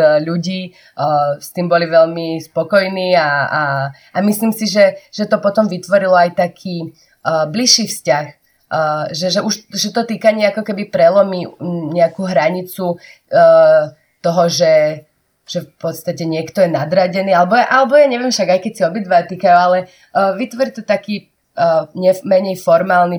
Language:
Slovak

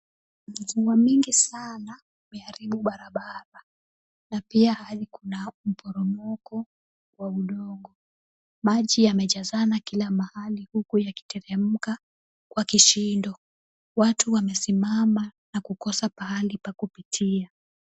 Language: Swahili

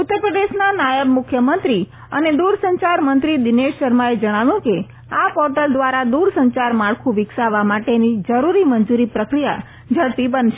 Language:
Gujarati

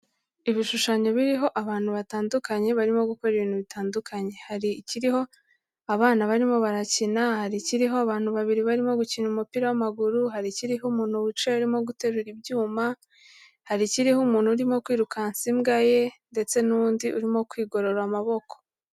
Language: Kinyarwanda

